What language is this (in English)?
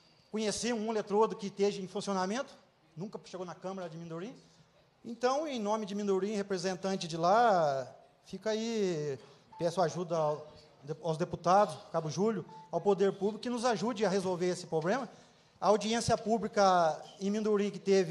Portuguese